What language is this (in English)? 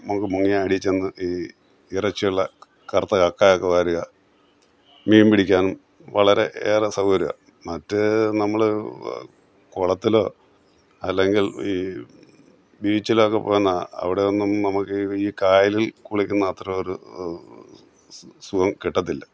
Malayalam